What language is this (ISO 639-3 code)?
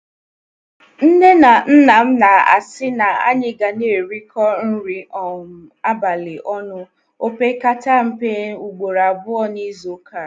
ibo